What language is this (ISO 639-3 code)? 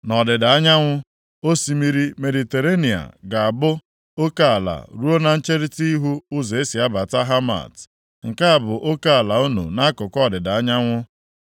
ibo